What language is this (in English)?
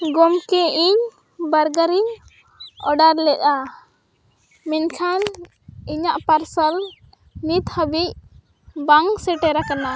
Santali